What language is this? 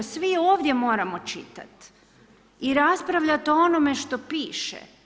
Croatian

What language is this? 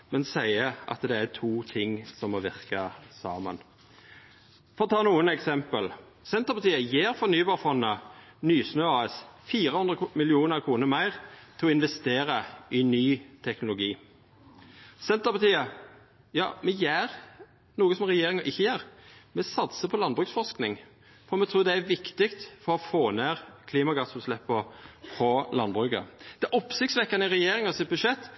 Norwegian Nynorsk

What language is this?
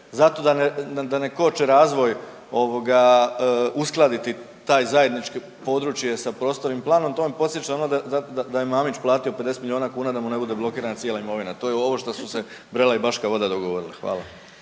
Croatian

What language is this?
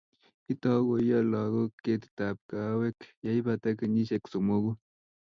Kalenjin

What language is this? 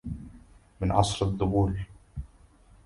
Arabic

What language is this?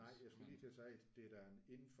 Danish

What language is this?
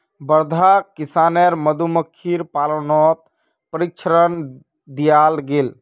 Magahi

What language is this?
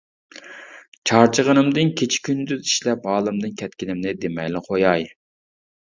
Uyghur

